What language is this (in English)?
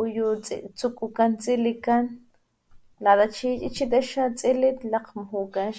Papantla Totonac